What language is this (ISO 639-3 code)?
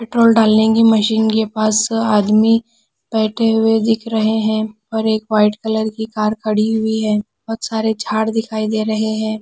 hin